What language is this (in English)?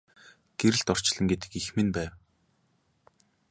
Mongolian